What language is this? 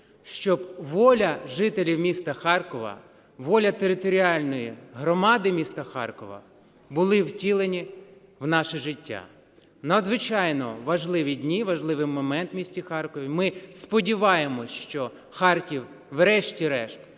Ukrainian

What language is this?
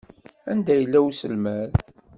Kabyle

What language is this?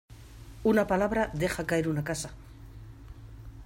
Spanish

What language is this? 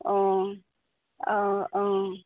Assamese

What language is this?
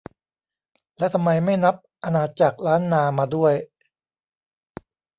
Thai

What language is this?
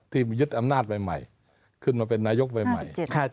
Thai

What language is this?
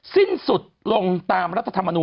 Thai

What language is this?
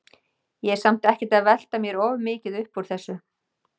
Icelandic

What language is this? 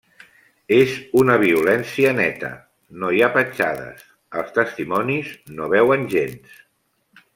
Catalan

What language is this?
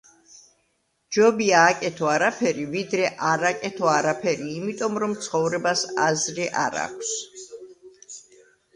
Georgian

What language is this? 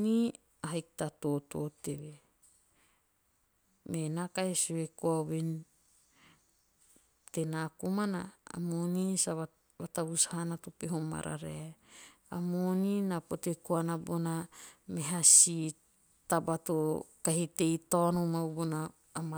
Teop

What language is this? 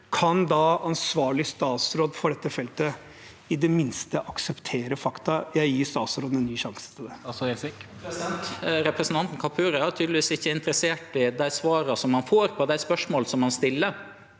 Norwegian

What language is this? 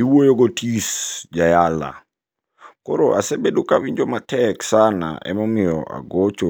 Luo (Kenya and Tanzania)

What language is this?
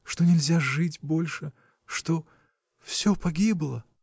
Russian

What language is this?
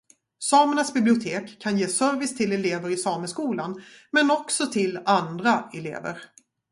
Swedish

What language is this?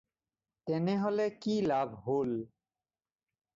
Assamese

